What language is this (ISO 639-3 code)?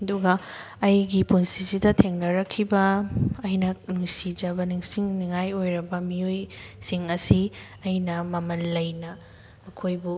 mni